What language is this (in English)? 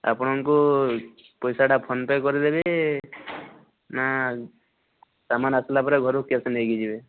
Odia